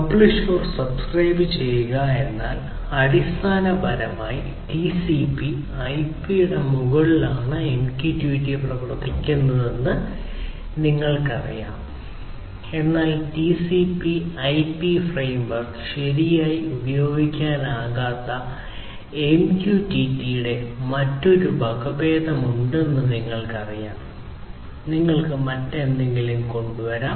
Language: Malayalam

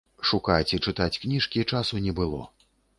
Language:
Belarusian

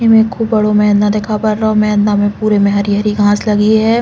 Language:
Bundeli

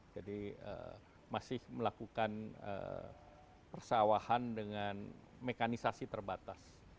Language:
Indonesian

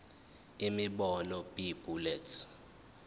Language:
Zulu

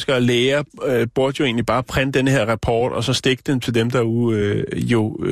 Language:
Danish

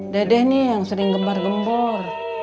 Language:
Indonesian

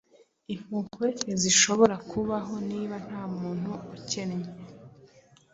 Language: Kinyarwanda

